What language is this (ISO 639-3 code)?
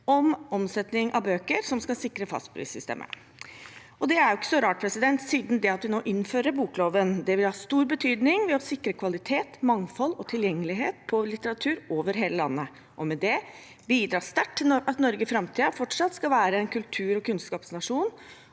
nor